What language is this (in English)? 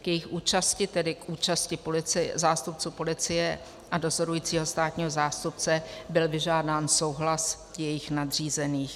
Czech